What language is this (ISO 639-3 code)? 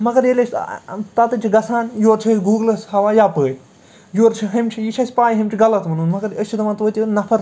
kas